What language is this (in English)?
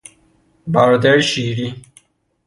Persian